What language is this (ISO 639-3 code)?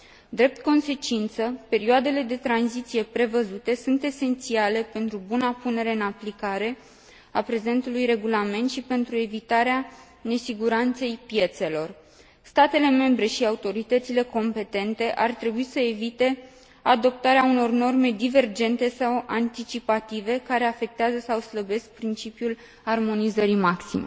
ron